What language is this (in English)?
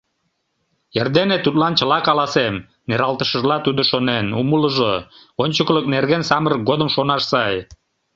Mari